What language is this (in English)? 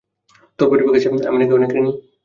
Bangla